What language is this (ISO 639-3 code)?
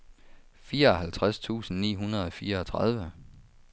dan